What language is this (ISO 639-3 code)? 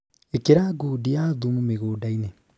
kik